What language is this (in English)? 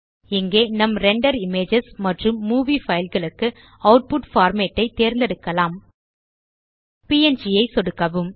Tamil